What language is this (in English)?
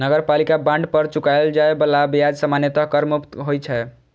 Maithili